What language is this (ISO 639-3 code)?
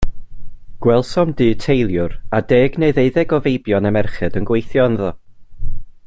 cym